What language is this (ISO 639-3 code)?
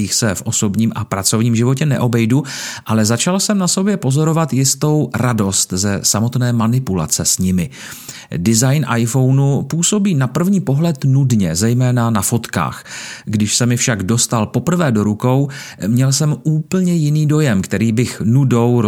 ces